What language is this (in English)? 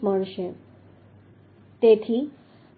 Gujarati